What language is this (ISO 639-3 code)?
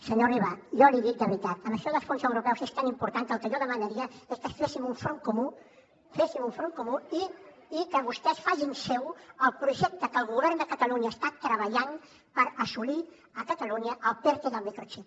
cat